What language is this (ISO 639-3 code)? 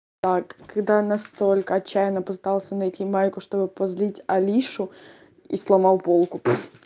rus